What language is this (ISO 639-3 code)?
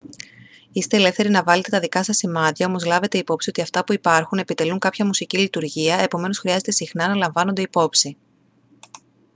ell